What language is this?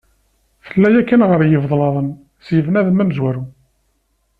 Kabyle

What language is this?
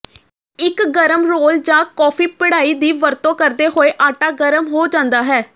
Punjabi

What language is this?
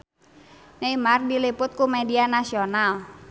Sundanese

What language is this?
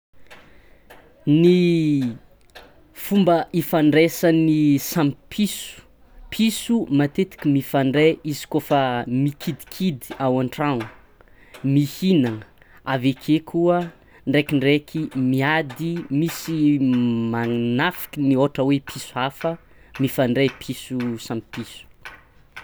Tsimihety Malagasy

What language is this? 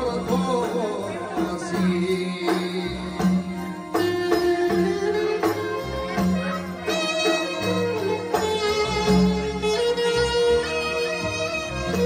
Greek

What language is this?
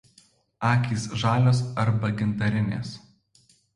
Lithuanian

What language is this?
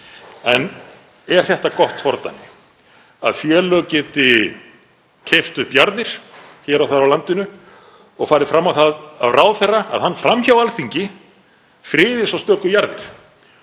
Icelandic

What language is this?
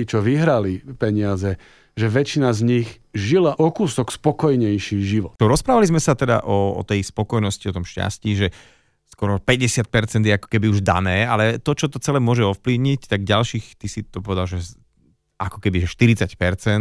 Slovak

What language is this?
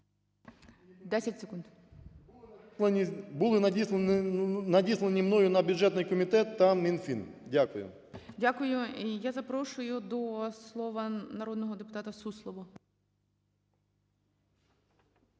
Ukrainian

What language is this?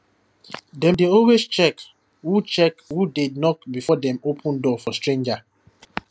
Nigerian Pidgin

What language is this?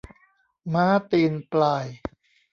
Thai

